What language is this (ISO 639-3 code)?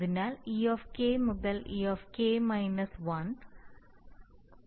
mal